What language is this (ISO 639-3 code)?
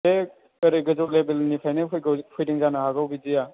brx